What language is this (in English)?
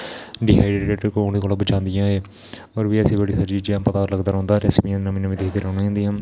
Dogri